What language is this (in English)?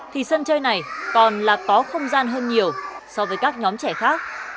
Vietnamese